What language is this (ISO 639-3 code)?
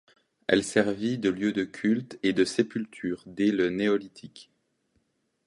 fra